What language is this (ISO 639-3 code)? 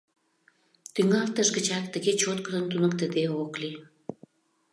chm